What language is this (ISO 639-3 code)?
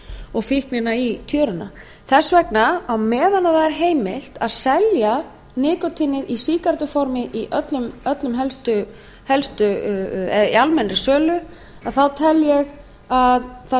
isl